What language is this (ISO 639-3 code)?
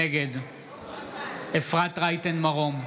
heb